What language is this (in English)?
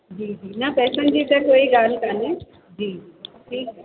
Sindhi